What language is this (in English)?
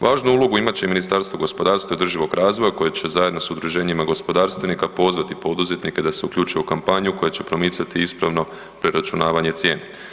Croatian